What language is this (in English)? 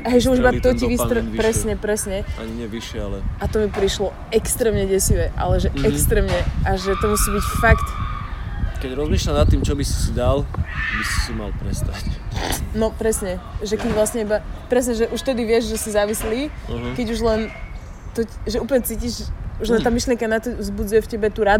Slovak